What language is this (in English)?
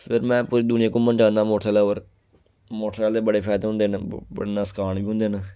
Dogri